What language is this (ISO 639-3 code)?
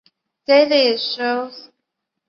zho